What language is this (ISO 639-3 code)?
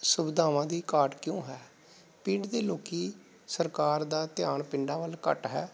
pan